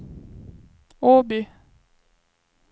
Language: Swedish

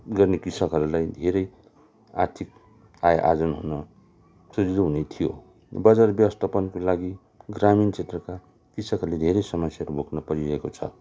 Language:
Nepali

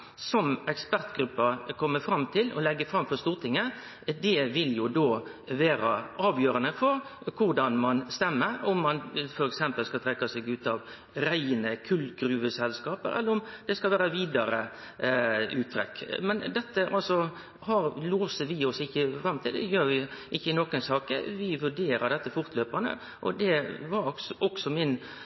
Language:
Norwegian Nynorsk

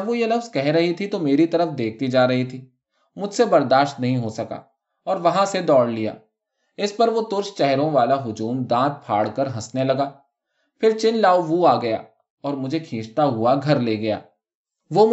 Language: Urdu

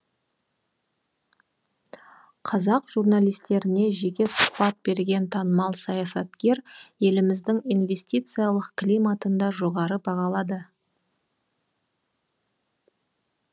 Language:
Kazakh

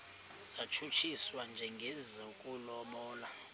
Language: Xhosa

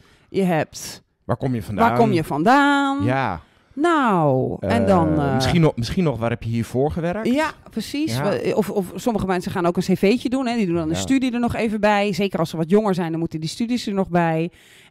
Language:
Dutch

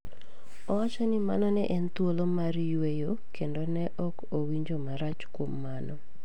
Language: Luo (Kenya and Tanzania)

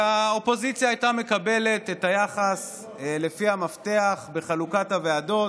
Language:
Hebrew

